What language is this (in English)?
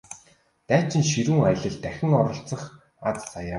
Mongolian